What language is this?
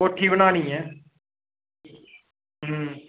Dogri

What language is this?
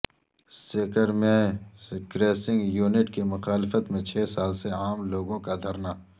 Urdu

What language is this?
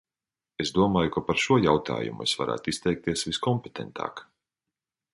Latvian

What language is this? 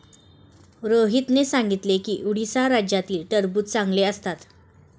Marathi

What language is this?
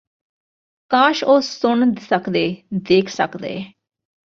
Punjabi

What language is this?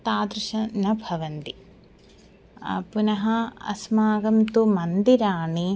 Sanskrit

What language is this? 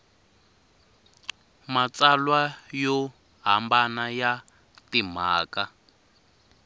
Tsonga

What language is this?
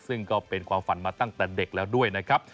Thai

